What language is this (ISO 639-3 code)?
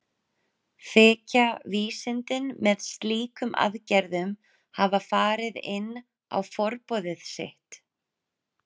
isl